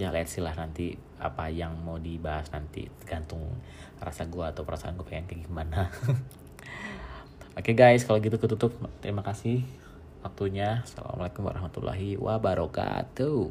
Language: Indonesian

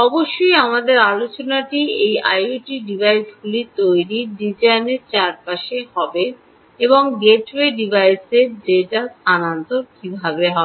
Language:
Bangla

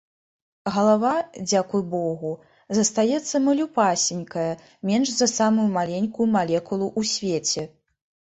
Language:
Belarusian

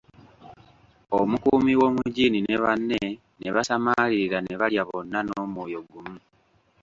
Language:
Ganda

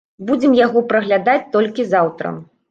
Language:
Belarusian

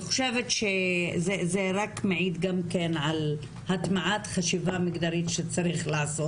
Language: Hebrew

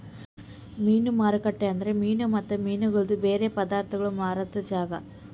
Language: Kannada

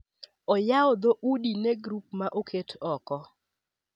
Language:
Luo (Kenya and Tanzania)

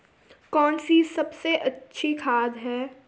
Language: Hindi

